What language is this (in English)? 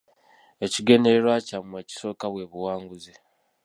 Ganda